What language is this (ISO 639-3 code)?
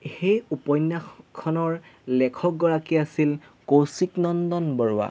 asm